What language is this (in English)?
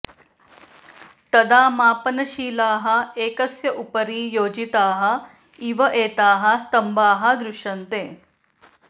Sanskrit